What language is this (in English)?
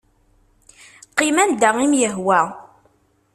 Kabyle